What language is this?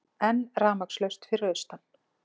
Icelandic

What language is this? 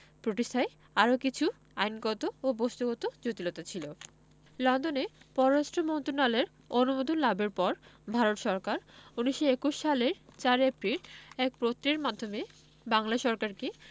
Bangla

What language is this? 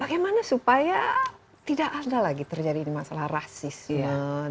Indonesian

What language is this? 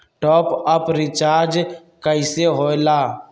Magahi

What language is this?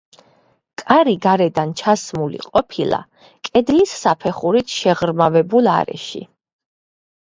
Georgian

